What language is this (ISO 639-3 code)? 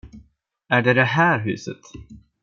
swe